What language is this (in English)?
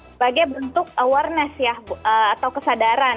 Indonesian